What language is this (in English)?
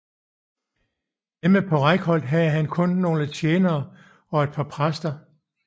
Danish